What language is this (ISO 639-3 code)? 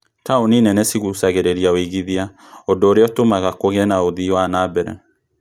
kik